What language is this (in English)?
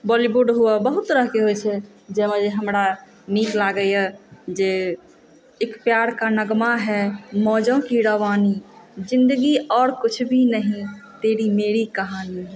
Maithili